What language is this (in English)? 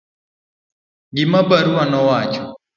Luo (Kenya and Tanzania)